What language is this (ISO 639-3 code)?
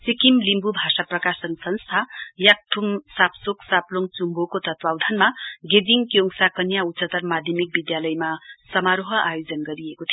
nep